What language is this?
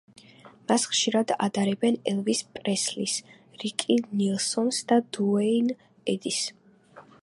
Georgian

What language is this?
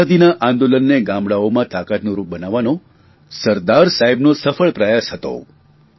Gujarati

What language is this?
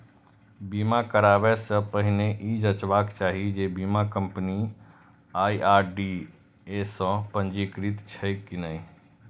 Maithili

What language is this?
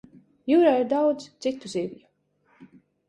Latvian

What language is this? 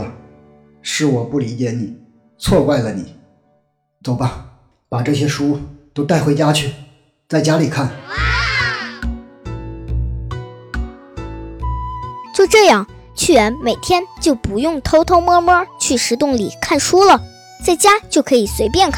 Chinese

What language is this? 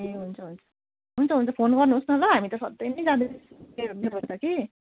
Nepali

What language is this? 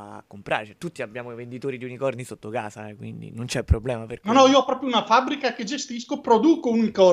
Italian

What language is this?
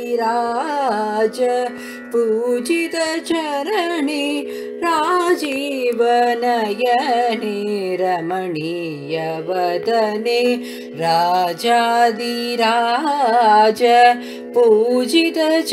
Hindi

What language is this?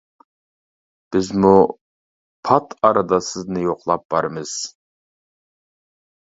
Uyghur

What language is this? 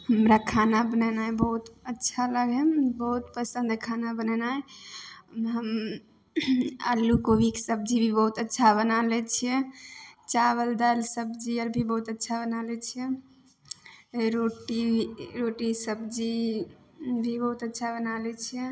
Maithili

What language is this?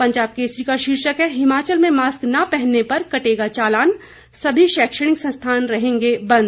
Hindi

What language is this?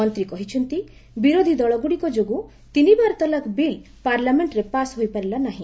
Odia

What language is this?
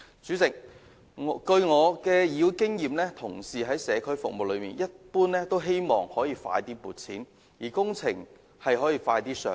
Cantonese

